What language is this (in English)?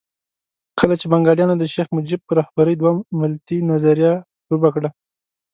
Pashto